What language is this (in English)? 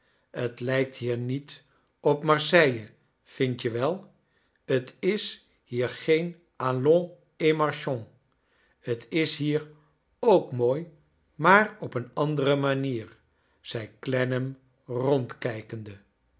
Dutch